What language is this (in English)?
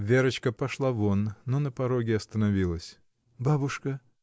Russian